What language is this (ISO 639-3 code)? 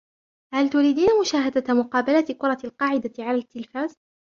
ara